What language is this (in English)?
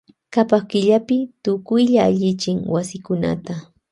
Loja Highland Quichua